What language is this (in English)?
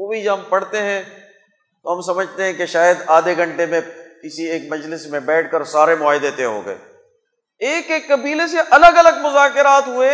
Urdu